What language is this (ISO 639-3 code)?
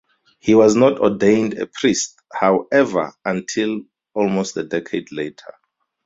eng